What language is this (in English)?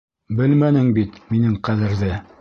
Bashkir